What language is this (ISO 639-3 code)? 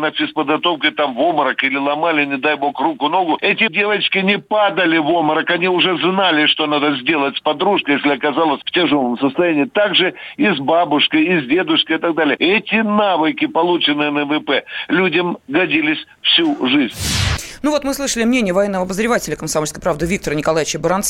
rus